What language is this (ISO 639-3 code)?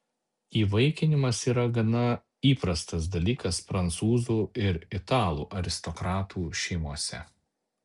lit